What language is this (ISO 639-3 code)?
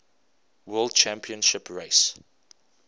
eng